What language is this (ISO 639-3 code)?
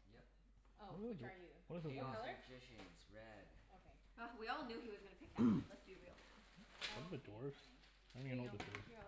eng